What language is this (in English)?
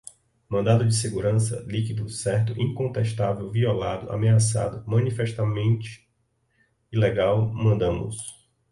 Portuguese